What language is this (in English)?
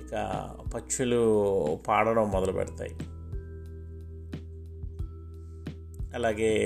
Telugu